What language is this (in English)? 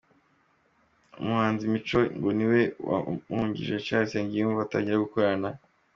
Kinyarwanda